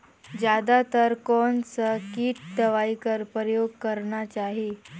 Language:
Chhattisgarhi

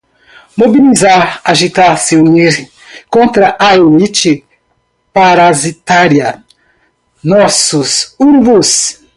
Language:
Portuguese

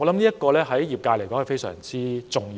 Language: Cantonese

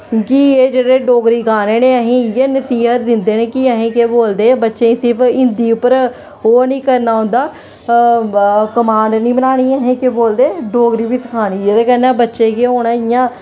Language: Dogri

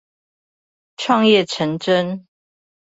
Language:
Chinese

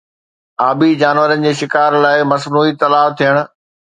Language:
Sindhi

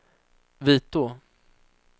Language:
Swedish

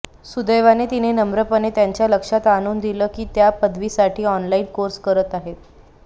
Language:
Marathi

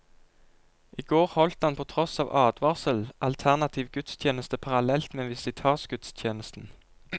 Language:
Norwegian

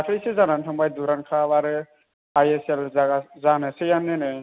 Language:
Bodo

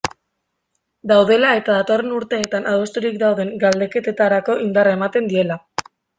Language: Basque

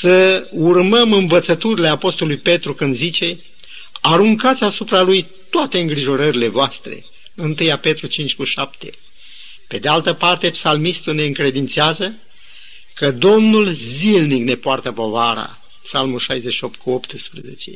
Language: Romanian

